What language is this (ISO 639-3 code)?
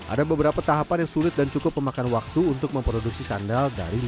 ind